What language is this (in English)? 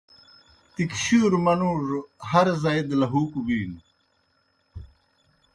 Kohistani Shina